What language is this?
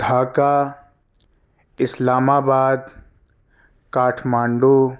Urdu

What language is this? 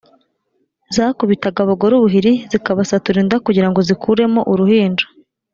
Kinyarwanda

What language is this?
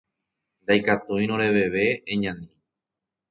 Guarani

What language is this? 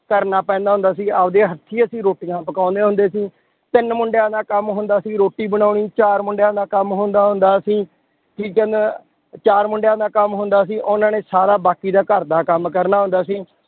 Punjabi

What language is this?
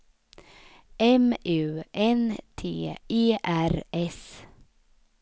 Swedish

